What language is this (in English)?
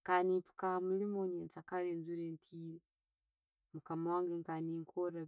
Tooro